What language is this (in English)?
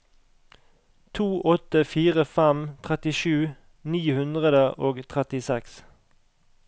Norwegian